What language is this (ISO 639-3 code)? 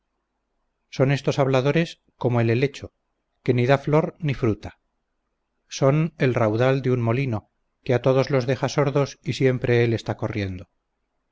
spa